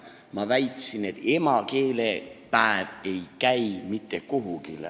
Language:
Estonian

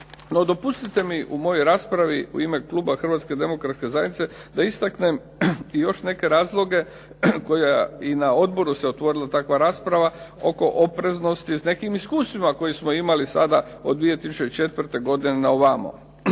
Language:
Croatian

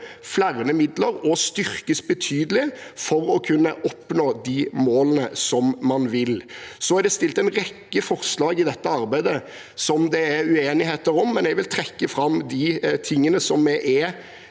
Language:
Norwegian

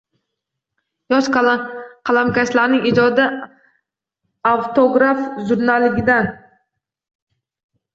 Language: Uzbek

